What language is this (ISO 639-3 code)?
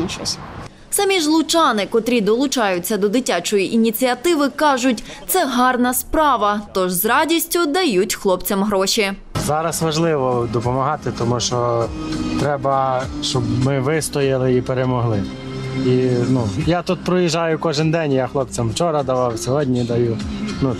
ukr